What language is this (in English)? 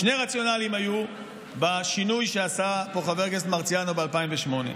Hebrew